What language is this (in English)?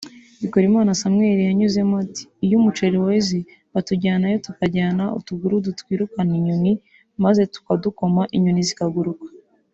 Kinyarwanda